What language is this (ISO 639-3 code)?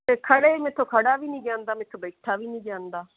pan